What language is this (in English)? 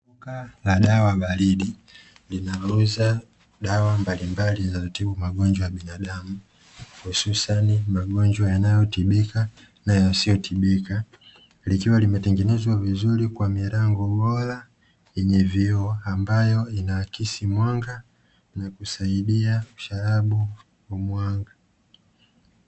Swahili